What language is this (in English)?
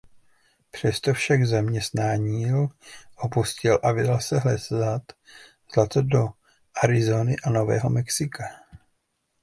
Czech